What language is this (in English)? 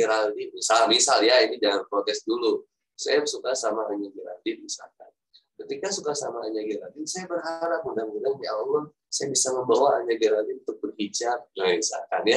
Indonesian